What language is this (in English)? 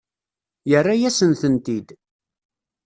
Kabyle